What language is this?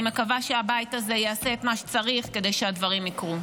Hebrew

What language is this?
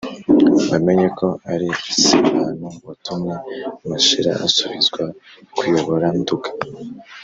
Kinyarwanda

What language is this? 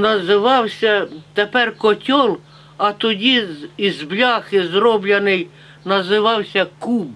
Ukrainian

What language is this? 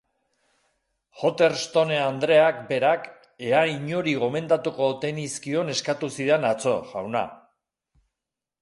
Basque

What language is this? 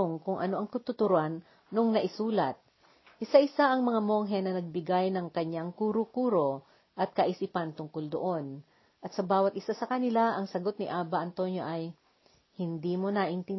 Filipino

